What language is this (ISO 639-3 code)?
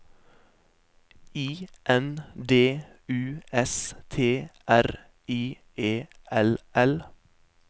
nor